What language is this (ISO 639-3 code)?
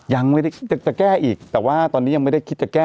tha